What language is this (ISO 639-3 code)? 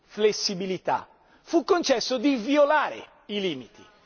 ita